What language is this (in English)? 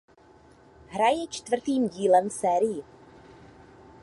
Czech